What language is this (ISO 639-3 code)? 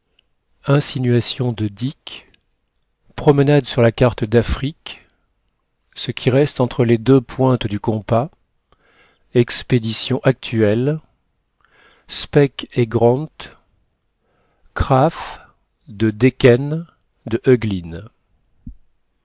fra